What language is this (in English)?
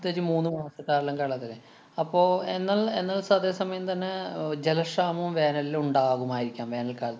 Malayalam